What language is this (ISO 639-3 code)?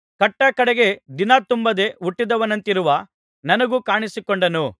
kan